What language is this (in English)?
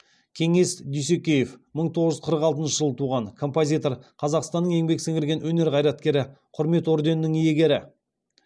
Kazakh